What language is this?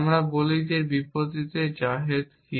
Bangla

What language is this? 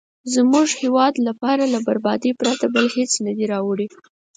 Pashto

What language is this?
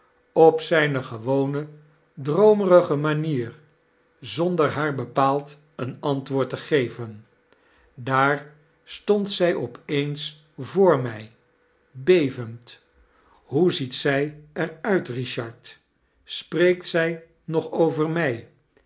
Dutch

